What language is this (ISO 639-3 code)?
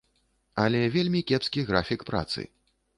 bel